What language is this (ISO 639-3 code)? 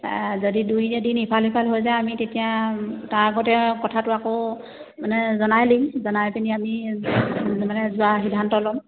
asm